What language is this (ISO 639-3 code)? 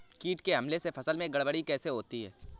hin